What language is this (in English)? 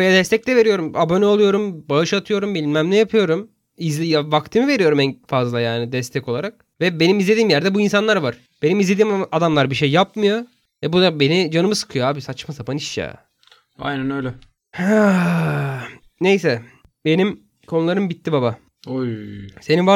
Turkish